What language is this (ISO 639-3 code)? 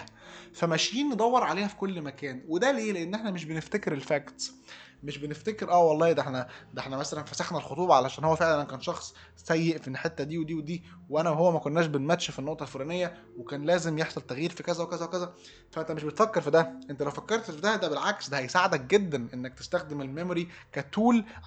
ara